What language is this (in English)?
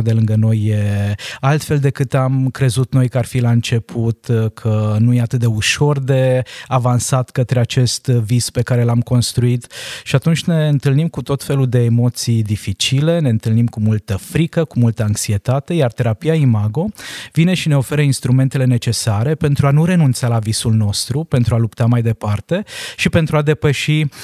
Romanian